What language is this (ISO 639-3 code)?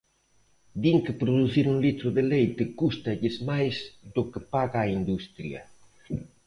glg